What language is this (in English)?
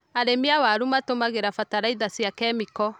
Kikuyu